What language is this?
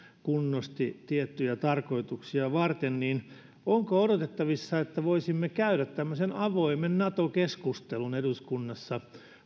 Finnish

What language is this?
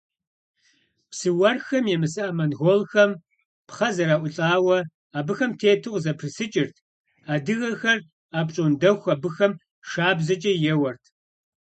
Kabardian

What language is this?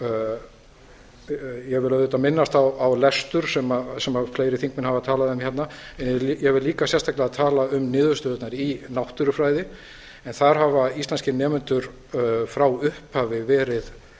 Icelandic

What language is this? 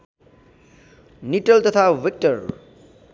Nepali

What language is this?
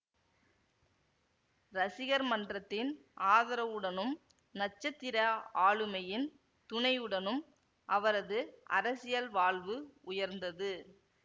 Tamil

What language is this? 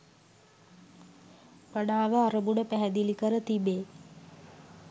Sinhala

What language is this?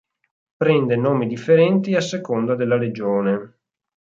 Italian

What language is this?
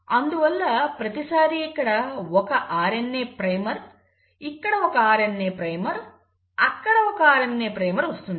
Telugu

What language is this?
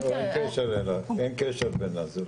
Hebrew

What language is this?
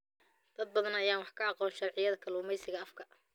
Somali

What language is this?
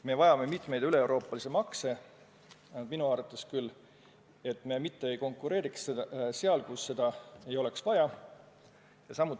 Estonian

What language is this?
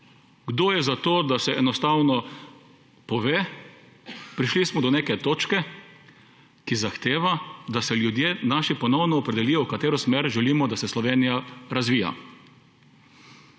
Slovenian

